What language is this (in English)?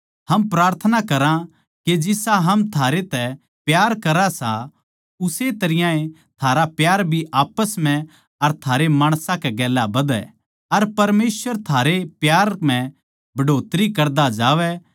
Haryanvi